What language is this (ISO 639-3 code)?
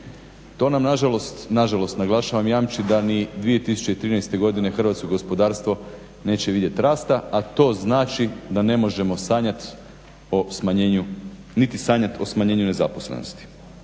hrv